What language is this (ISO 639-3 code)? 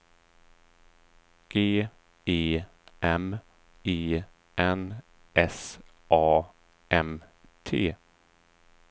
swe